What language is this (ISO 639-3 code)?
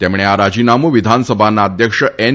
guj